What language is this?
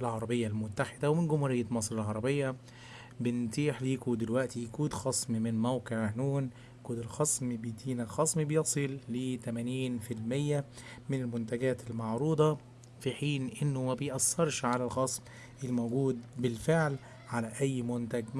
Arabic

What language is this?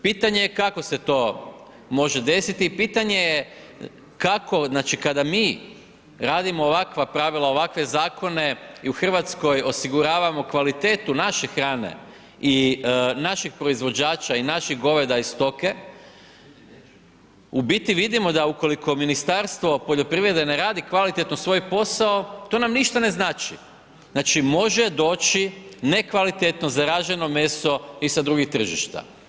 Croatian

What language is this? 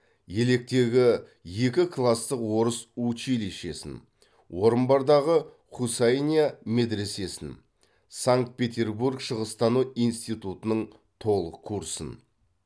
Kazakh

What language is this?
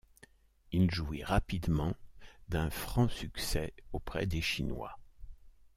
French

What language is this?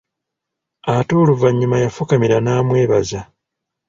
Ganda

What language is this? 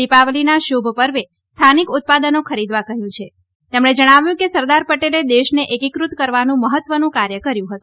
Gujarati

